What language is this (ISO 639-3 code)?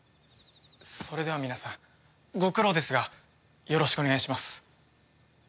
jpn